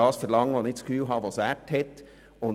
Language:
Swiss German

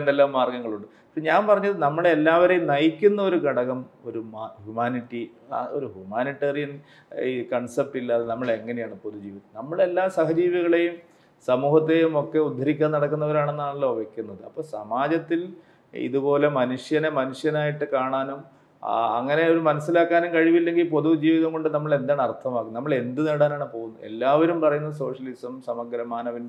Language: Malayalam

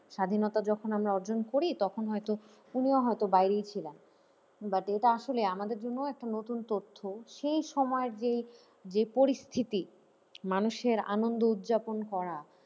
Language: Bangla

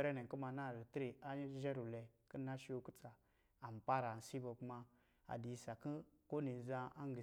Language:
Lijili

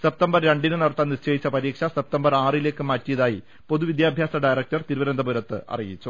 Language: Malayalam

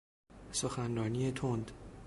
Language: Persian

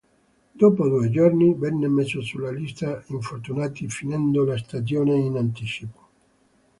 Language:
Italian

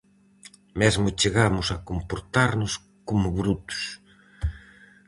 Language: Galician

